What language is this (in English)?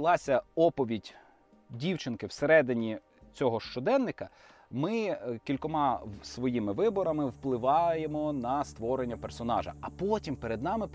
Ukrainian